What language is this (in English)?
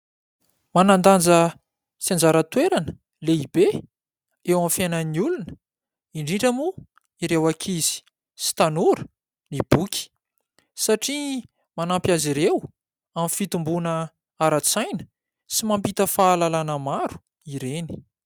Malagasy